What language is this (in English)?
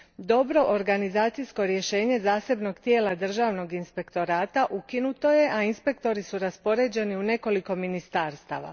Croatian